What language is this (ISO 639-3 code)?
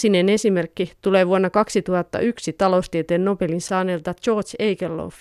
fin